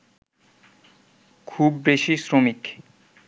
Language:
Bangla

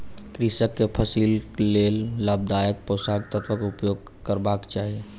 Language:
Maithili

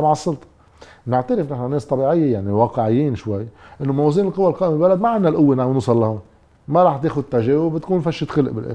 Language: Arabic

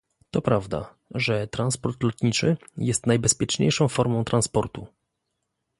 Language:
Polish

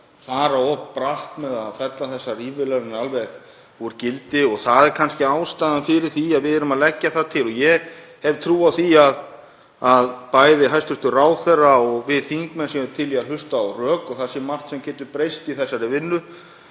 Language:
Icelandic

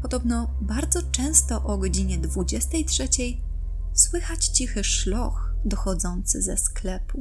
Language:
Polish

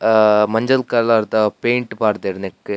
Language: Tulu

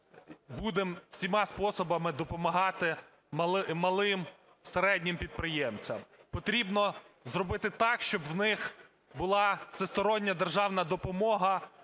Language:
Ukrainian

